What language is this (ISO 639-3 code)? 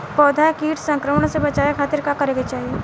bho